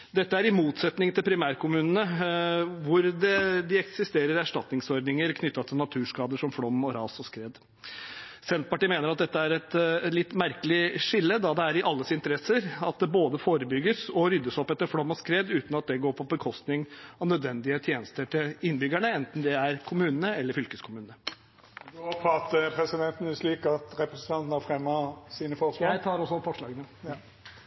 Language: Norwegian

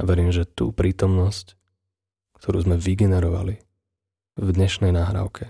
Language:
Slovak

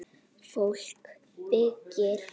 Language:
Icelandic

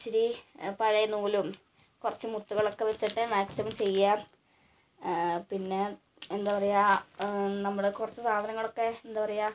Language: Malayalam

